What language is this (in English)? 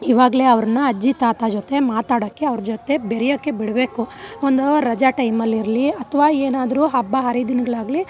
Kannada